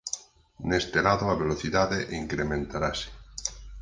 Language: Galician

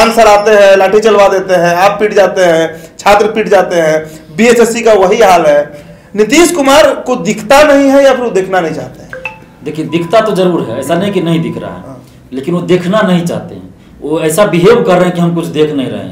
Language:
Hindi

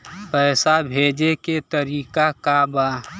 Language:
Bhojpuri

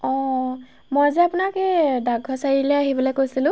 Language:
Assamese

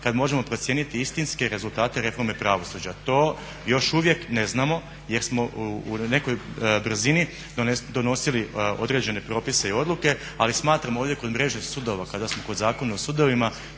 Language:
Croatian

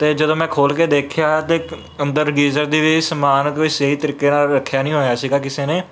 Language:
Punjabi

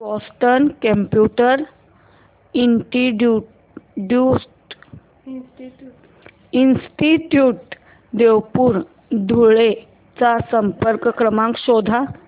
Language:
Marathi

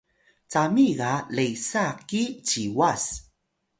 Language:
Atayal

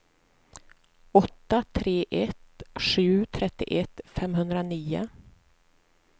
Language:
Swedish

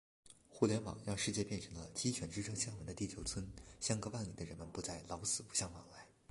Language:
Chinese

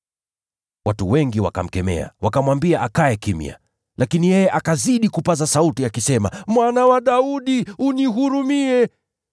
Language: Swahili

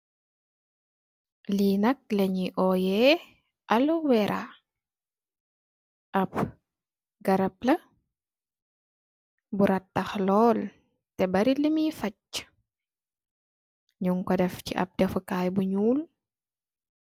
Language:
Wolof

